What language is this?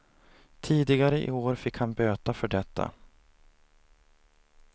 Swedish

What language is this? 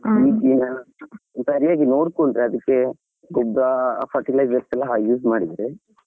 Kannada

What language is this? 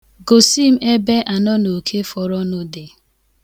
Igbo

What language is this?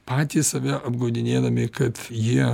Lithuanian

